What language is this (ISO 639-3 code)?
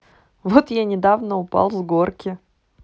rus